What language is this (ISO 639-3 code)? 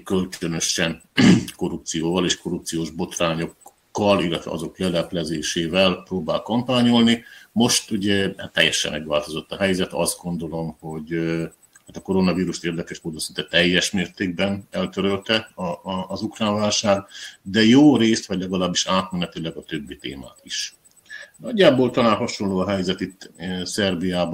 hun